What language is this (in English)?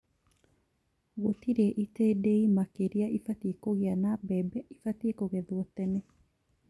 Kikuyu